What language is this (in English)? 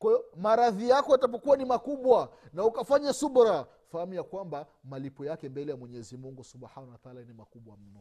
Swahili